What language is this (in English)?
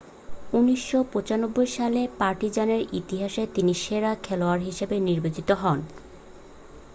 Bangla